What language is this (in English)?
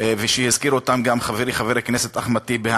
Hebrew